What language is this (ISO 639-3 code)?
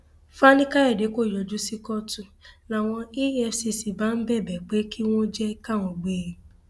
yor